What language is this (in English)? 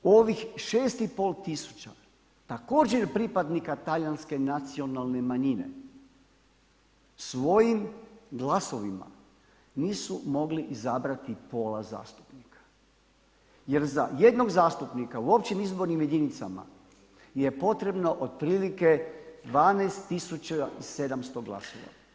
Croatian